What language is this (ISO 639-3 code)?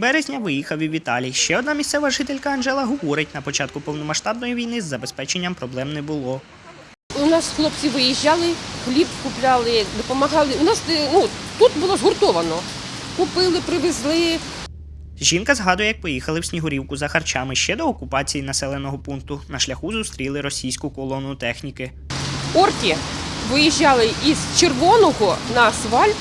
ukr